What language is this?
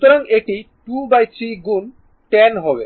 Bangla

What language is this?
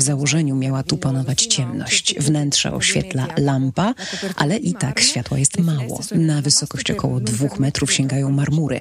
Polish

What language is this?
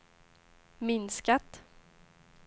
Swedish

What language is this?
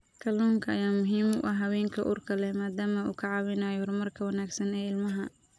Somali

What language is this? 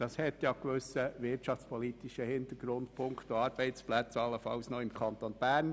Swiss German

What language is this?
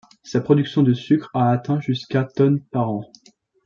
French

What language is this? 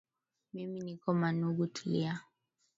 Swahili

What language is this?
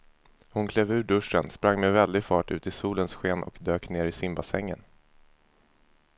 Swedish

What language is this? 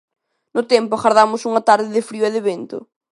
Galician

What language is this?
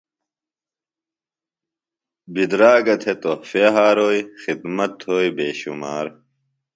Phalura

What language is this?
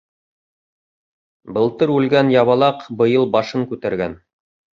Bashkir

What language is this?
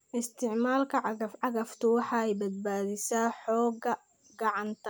Somali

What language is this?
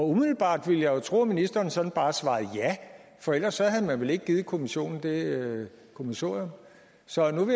Danish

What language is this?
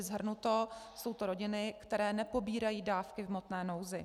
Czech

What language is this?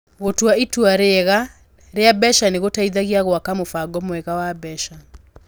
Kikuyu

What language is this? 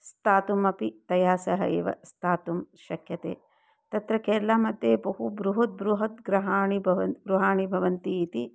Sanskrit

